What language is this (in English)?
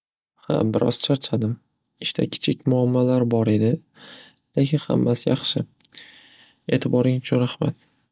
Uzbek